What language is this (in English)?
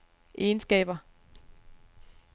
Danish